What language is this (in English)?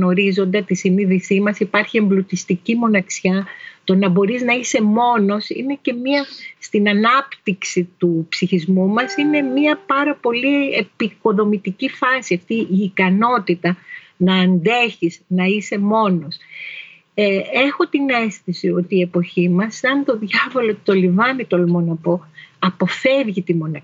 Greek